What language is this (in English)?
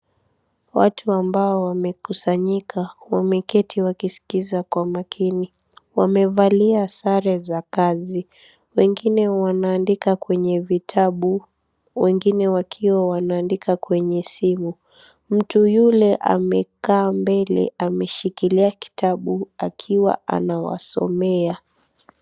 Swahili